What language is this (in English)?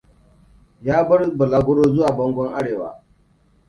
Hausa